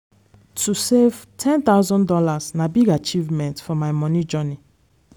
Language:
Nigerian Pidgin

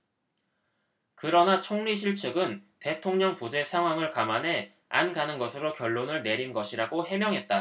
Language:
Korean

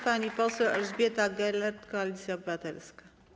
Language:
Polish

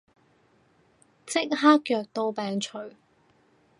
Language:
Cantonese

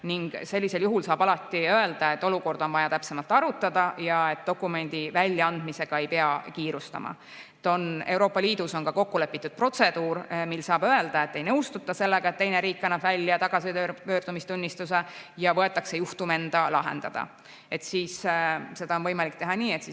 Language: Estonian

